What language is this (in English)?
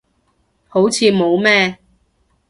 Cantonese